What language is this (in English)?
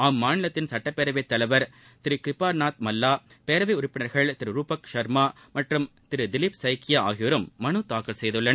Tamil